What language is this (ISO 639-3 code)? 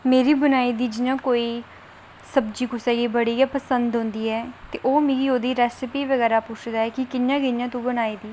doi